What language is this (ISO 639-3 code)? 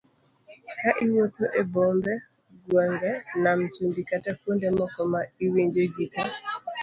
luo